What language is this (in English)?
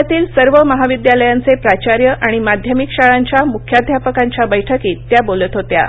Marathi